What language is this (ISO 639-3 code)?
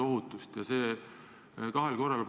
est